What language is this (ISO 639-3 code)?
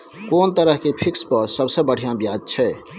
mai